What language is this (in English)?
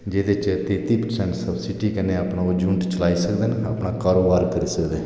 Dogri